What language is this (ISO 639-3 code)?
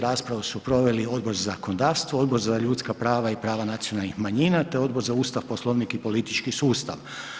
hrv